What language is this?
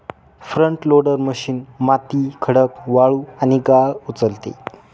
Marathi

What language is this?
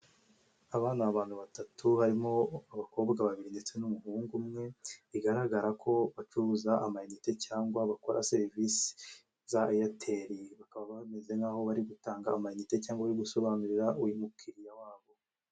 Kinyarwanda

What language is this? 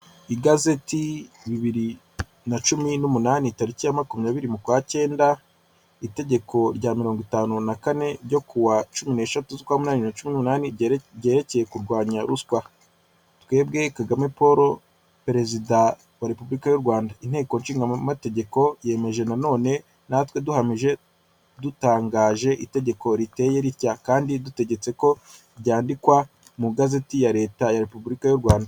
Kinyarwanda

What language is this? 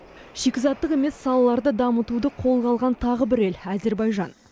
Kazakh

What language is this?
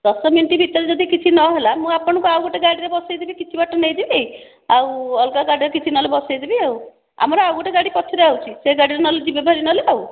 Odia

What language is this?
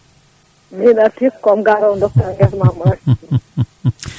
Fula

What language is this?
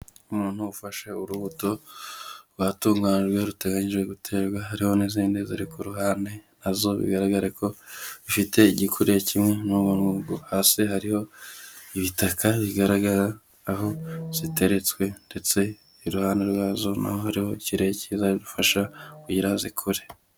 Kinyarwanda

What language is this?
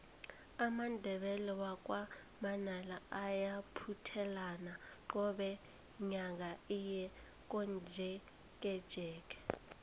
South Ndebele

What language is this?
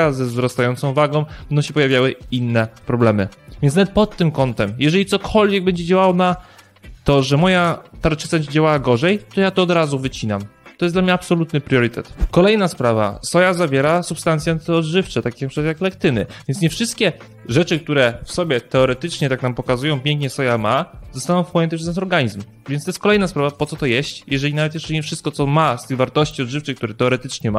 Polish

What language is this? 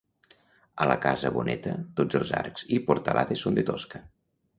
Catalan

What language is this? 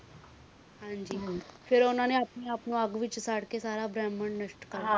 Punjabi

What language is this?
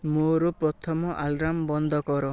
Odia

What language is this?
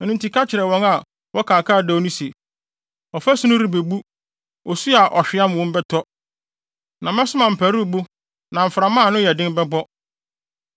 Akan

